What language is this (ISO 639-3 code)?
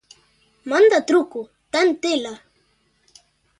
glg